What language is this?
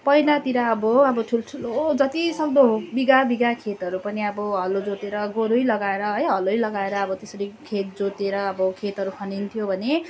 Nepali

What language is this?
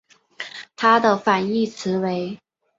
Chinese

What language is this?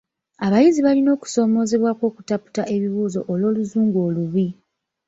Ganda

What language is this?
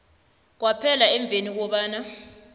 South Ndebele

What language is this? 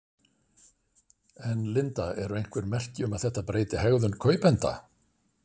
Icelandic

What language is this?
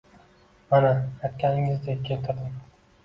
Uzbek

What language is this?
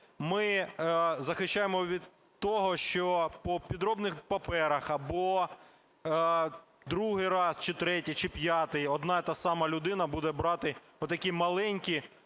Ukrainian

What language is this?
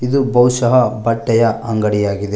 Kannada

